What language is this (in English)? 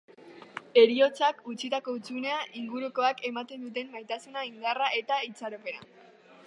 Basque